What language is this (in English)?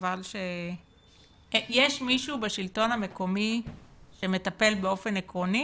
Hebrew